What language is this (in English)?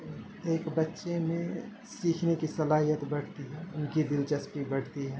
Urdu